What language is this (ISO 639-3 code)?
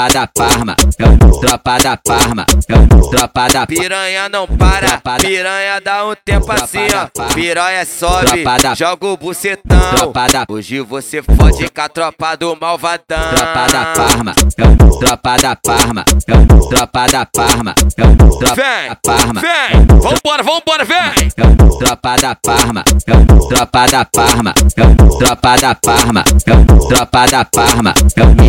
por